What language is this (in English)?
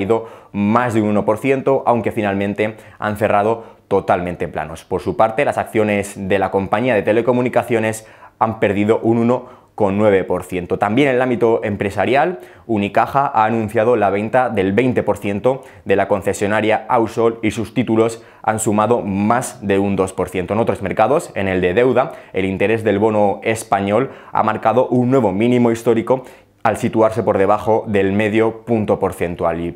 Spanish